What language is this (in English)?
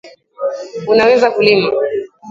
Swahili